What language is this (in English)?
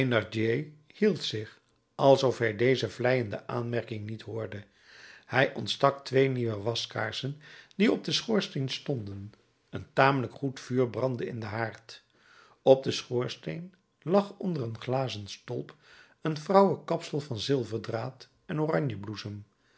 Dutch